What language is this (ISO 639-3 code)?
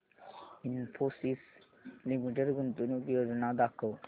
mar